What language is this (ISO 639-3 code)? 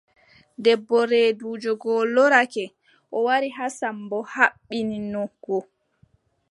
fub